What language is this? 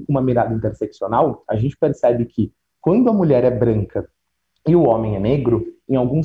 Portuguese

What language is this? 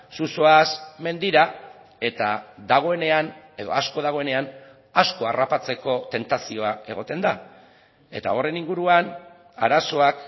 Basque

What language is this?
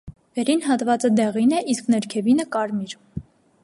Armenian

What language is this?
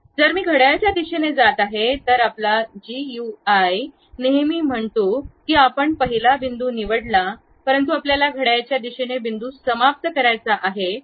Marathi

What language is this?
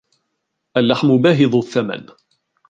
Arabic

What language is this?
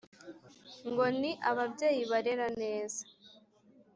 Kinyarwanda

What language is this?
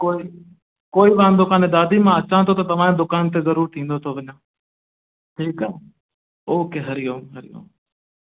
Sindhi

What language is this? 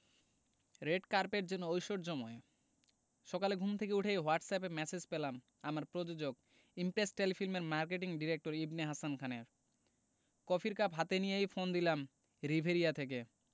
Bangla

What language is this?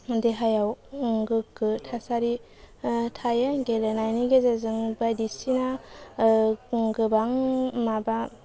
Bodo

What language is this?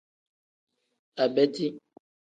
Tem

